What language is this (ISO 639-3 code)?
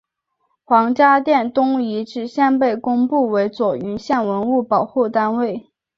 zho